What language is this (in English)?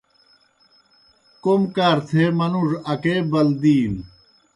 Kohistani Shina